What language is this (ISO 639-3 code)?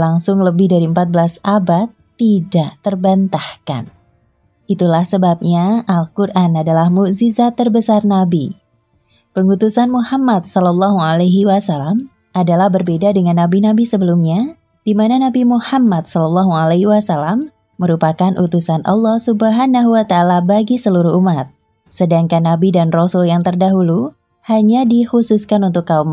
ind